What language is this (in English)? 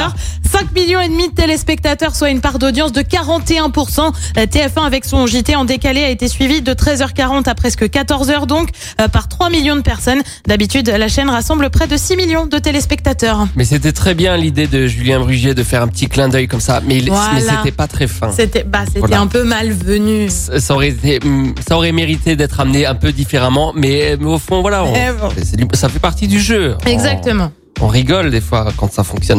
French